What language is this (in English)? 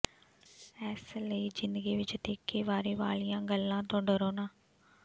Punjabi